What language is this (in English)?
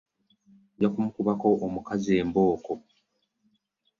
Ganda